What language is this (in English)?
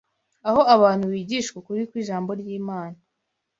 Kinyarwanda